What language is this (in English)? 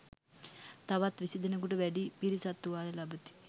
Sinhala